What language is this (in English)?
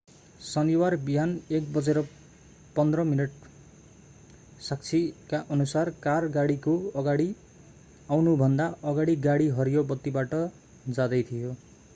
Nepali